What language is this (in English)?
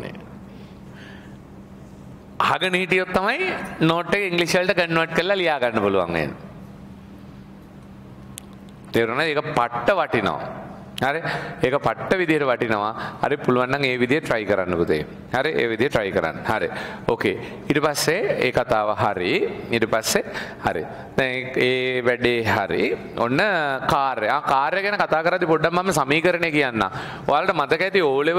Indonesian